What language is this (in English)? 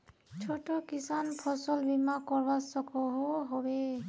Magahi